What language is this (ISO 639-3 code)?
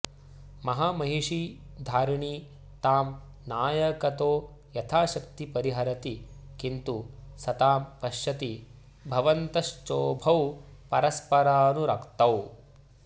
san